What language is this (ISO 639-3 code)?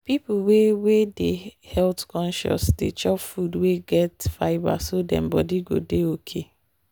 pcm